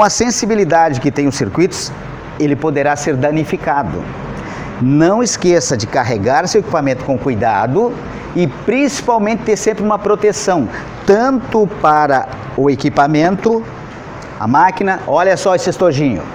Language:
Portuguese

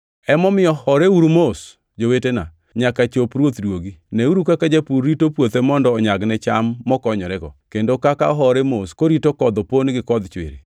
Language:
Luo (Kenya and Tanzania)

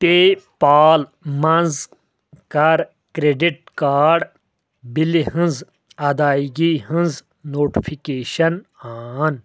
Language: Kashmiri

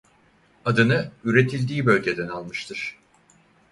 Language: Turkish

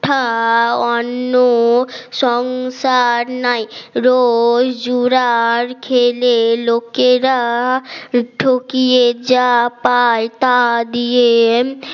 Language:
Bangla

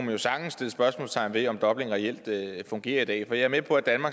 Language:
Danish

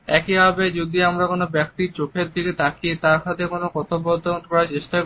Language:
Bangla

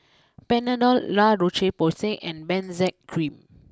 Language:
English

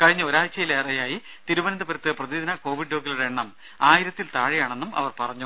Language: Malayalam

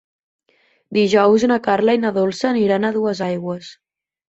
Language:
Catalan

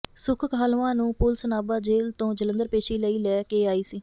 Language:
Punjabi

